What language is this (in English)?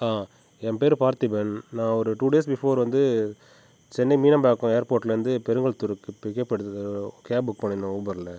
Tamil